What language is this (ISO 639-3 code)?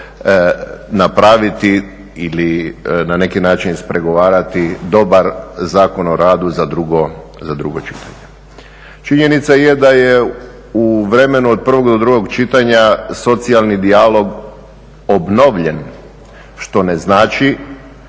hrv